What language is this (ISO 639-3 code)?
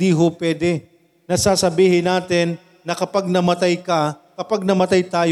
fil